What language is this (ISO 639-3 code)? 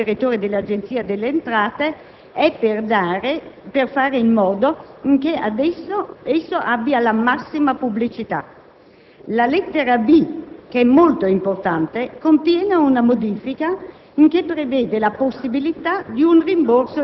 ita